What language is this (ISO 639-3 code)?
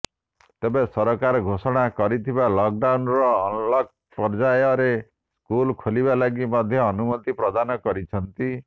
ori